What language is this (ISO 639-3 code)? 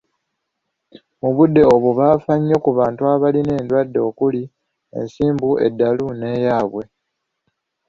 lug